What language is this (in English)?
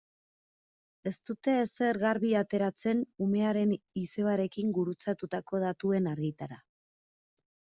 Basque